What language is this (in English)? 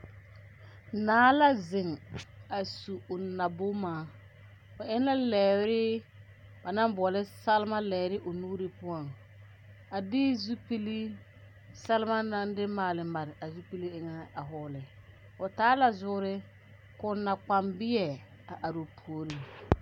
Southern Dagaare